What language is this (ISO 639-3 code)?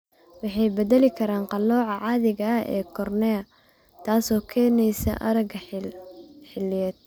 som